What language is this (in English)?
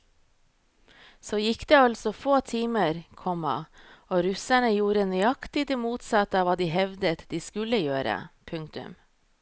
Norwegian